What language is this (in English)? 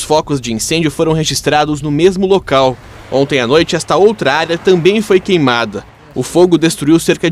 Portuguese